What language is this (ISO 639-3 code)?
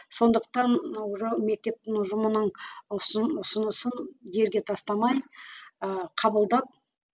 kaz